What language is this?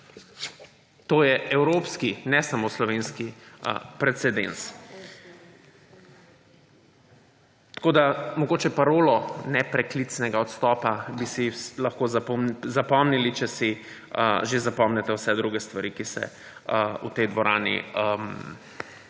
Slovenian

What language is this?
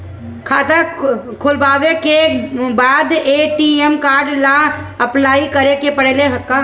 Bhojpuri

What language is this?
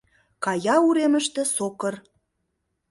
Mari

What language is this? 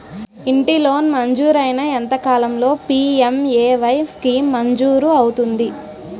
Telugu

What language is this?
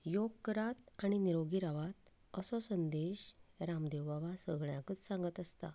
Konkani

